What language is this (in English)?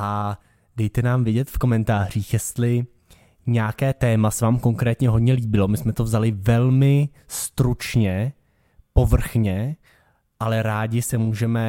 Czech